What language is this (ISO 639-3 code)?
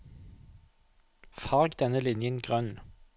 nor